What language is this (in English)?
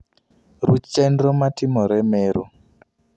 Luo (Kenya and Tanzania)